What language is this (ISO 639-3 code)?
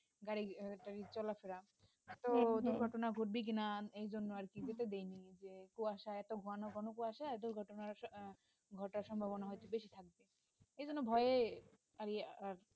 ben